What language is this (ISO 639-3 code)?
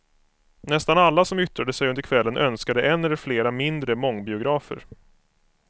swe